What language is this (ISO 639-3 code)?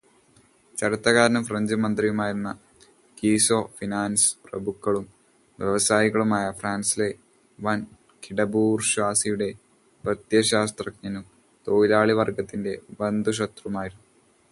mal